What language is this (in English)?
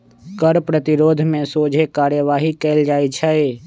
Magahi